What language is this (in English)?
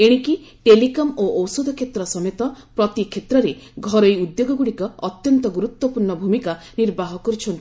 Odia